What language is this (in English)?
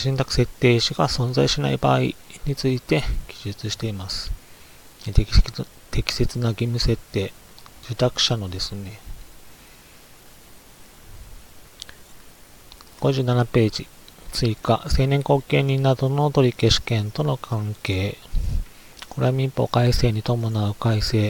Japanese